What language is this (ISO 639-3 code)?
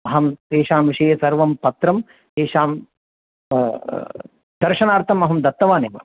san